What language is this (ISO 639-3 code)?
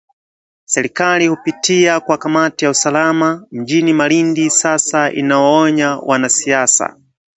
swa